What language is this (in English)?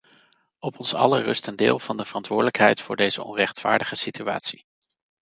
Dutch